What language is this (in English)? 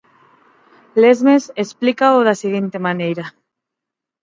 Galician